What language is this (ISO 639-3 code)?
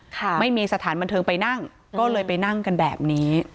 tha